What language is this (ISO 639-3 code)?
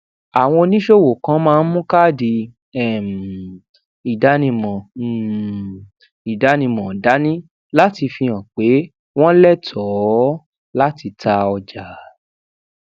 yor